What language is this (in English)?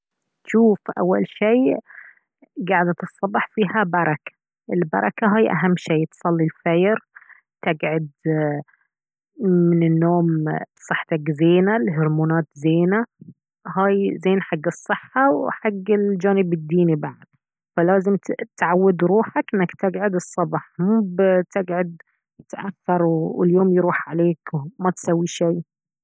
Baharna Arabic